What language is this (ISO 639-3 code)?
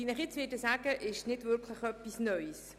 gsw